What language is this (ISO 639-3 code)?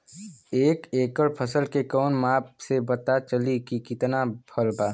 bho